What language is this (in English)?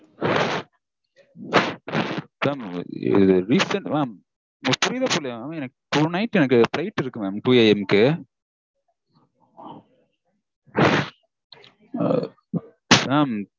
Tamil